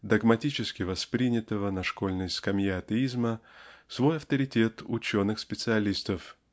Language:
Russian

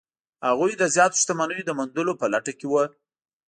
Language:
Pashto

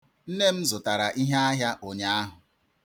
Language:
Igbo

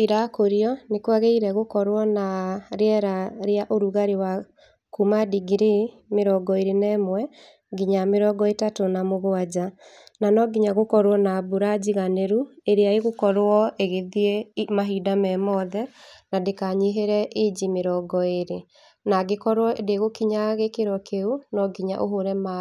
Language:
Kikuyu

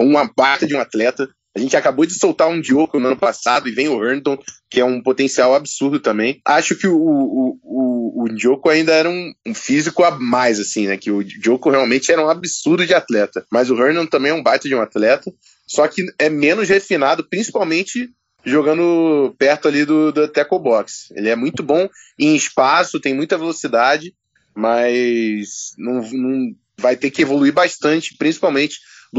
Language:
Portuguese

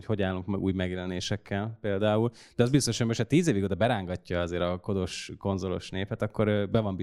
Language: Hungarian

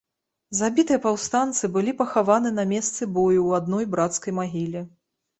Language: Belarusian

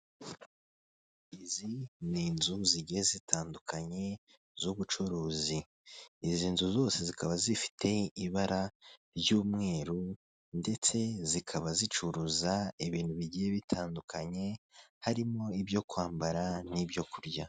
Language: Kinyarwanda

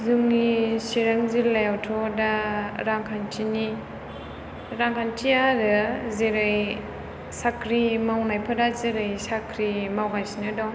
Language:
Bodo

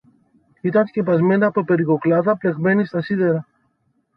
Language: Greek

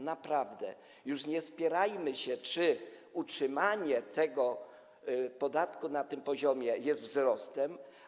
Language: Polish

